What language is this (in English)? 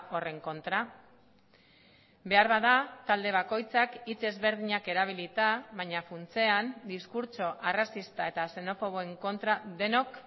Basque